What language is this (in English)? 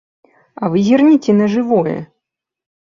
Belarusian